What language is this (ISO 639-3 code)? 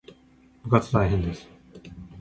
jpn